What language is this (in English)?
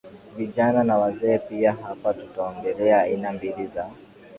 Swahili